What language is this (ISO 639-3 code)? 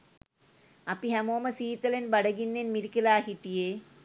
sin